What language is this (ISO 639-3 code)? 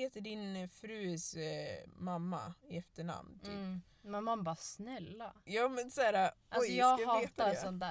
swe